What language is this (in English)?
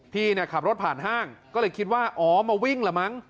Thai